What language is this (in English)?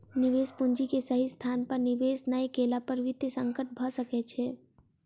Maithili